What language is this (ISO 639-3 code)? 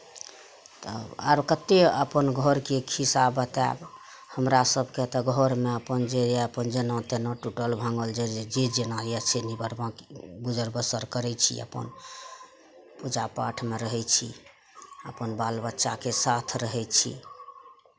mai